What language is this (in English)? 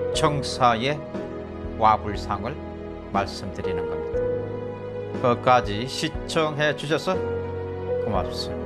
Korean